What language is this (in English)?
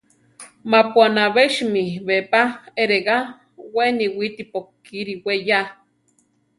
Central Tarahumara